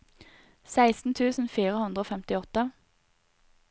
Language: Norwegian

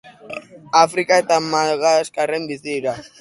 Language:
Basque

